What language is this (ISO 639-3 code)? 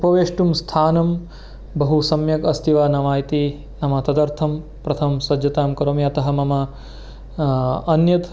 san